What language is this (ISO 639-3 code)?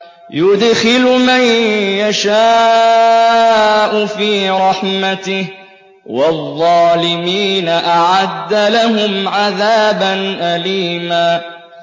ara